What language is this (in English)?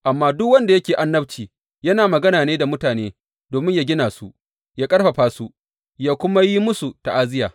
Hausa